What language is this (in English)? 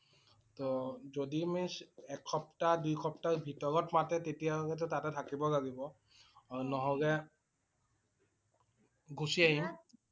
Assamese